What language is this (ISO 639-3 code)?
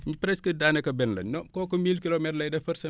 wol